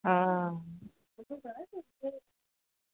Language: Dogri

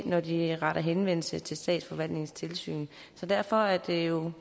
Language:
Danish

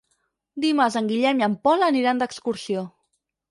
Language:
Catalan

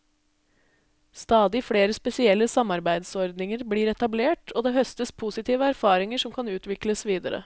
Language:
Norwegian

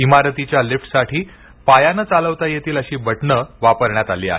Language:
Marathi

